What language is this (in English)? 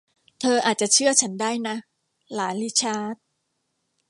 Thai